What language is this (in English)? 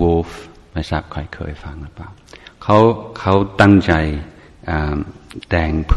Thai